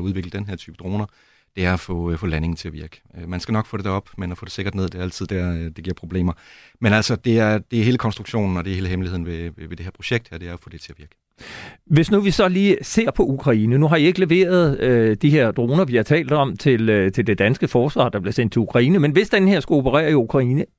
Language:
Danish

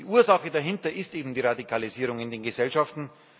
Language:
German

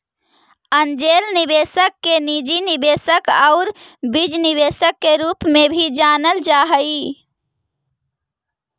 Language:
Magahi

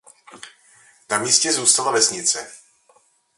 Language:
Czech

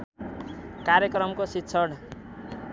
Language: Nepali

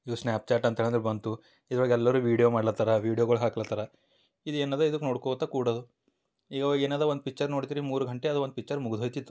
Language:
Kannada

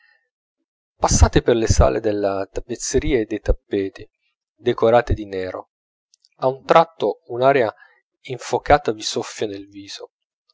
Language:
Italian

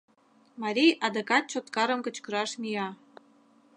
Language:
Mari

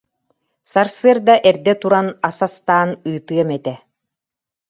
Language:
Yakut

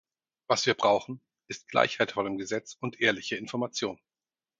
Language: German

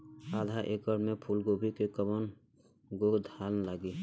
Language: Bhojpuri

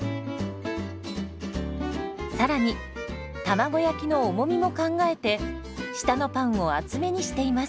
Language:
Japanese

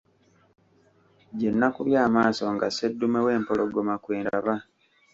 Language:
Ganda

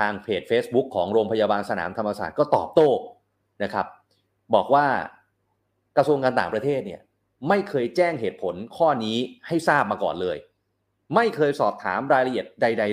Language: Thai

